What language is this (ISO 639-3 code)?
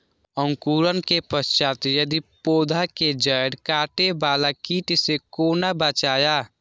mai